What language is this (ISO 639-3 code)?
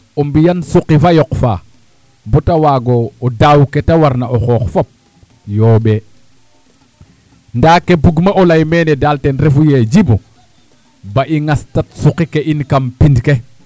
srr